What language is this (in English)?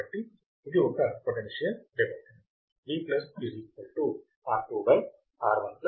Telugu